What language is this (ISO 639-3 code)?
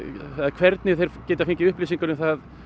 isl